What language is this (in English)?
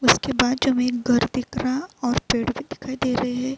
Urdu